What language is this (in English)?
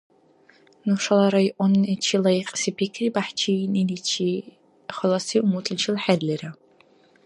Dargwa